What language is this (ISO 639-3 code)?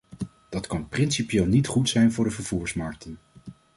nld